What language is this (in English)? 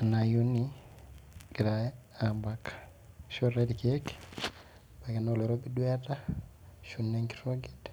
Masai